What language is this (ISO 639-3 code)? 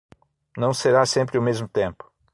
por